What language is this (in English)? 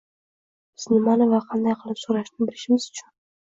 Uzbek